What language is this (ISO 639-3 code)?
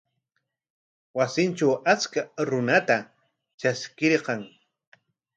qwa